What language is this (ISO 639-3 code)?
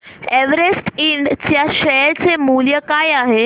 mar